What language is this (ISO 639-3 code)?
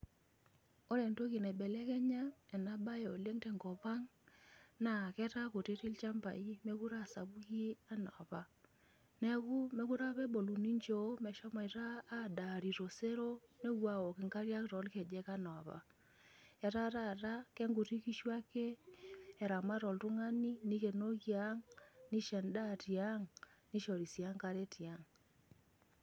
mas